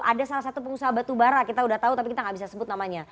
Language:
Indonesian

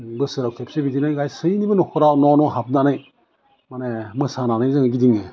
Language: Bodo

